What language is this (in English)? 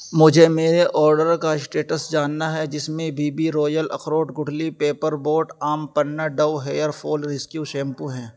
Urdu